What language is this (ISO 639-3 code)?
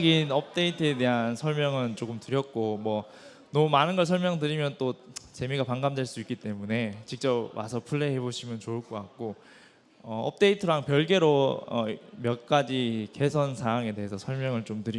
kor